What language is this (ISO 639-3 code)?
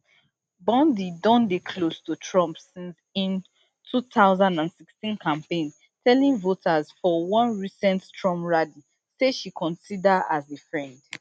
pcm